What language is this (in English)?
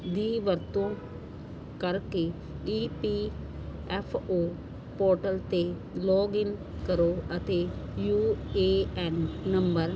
Punjabi